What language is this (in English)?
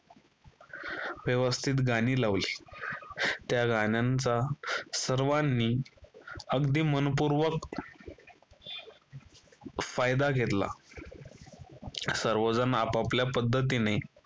Marathi